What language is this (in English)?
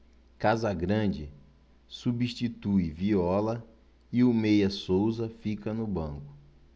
Portuguese